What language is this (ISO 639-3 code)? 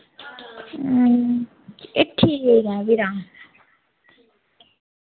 doi